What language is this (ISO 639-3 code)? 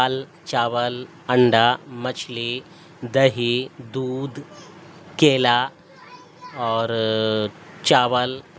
urd